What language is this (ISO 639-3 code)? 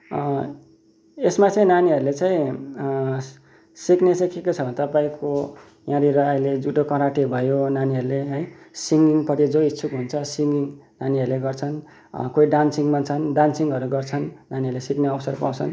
nep